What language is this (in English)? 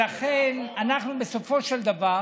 Hebrew